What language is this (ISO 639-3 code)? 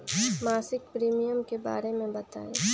mag